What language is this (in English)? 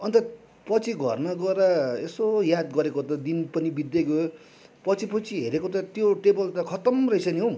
Nepali